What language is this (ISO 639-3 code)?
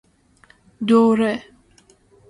fas